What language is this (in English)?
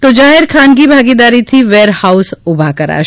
Gujarati